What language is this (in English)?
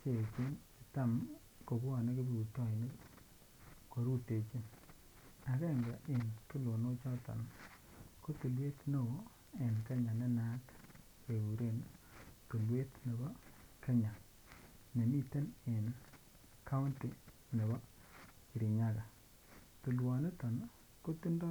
Kalenjin